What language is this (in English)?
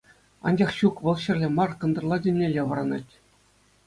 Chuvash